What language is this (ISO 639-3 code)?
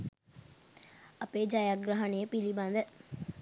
sin